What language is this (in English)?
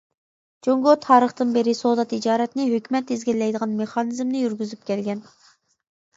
Uyghur